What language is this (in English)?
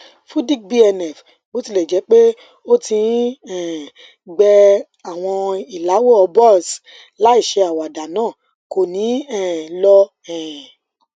Yoruba